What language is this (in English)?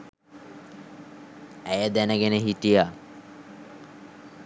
Sinhala